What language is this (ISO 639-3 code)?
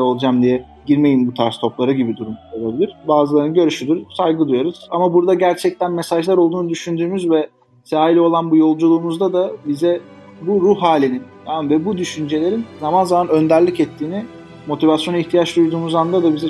tur